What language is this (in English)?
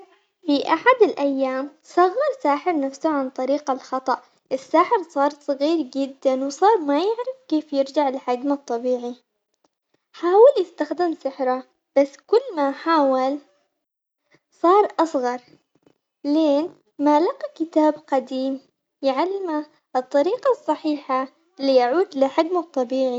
Omani Arabic